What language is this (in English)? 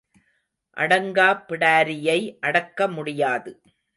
Tamil